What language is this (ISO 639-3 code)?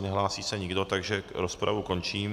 ces